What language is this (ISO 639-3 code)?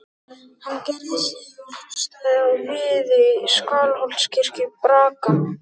isl